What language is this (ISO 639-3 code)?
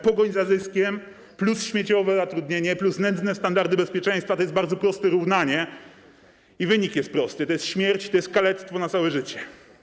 pol